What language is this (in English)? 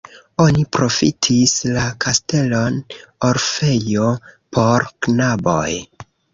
Esperanto